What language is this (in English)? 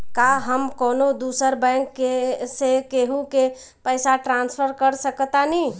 Bhojpuri